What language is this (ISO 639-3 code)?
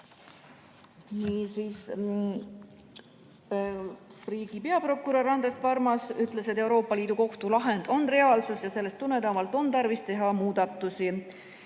est